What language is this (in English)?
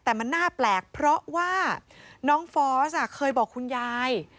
Thai